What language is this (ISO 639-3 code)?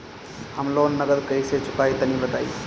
bho